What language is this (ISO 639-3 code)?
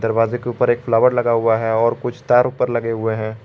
hin